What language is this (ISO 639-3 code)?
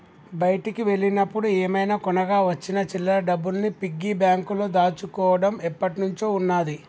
tel